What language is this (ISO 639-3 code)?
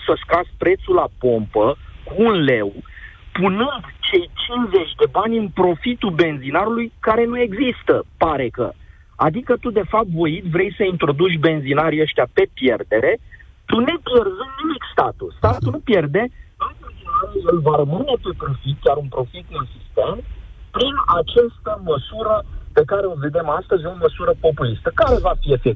ron